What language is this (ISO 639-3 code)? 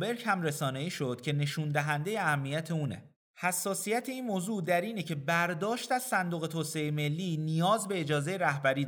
fas